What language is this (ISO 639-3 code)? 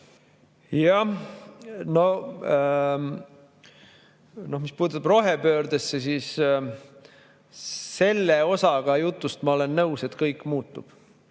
est